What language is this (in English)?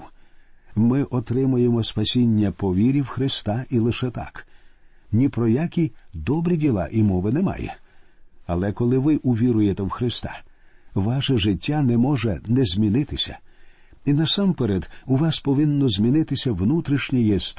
Ukrainian